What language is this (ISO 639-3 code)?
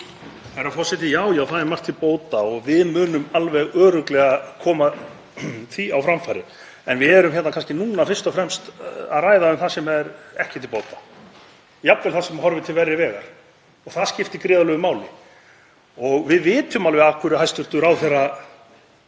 isl